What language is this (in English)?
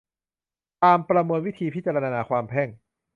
Thai